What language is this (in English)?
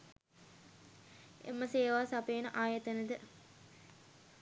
Sinhala